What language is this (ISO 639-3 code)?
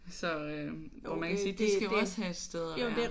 dan